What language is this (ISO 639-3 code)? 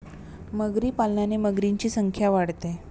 mar